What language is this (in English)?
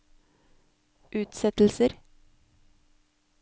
Norwegian